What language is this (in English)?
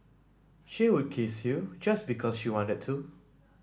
English